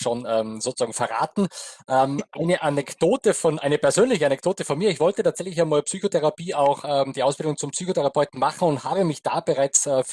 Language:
German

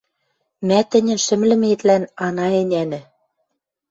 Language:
Western Mari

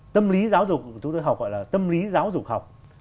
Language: Vietnamese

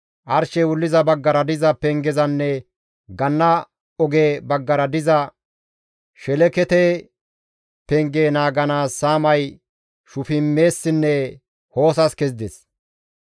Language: Gamo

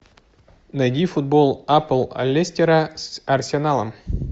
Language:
Russian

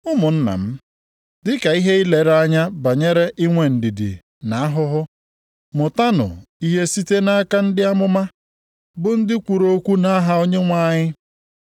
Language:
Igbo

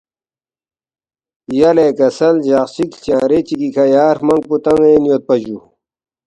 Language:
Balti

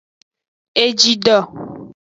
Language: Aja (Benin)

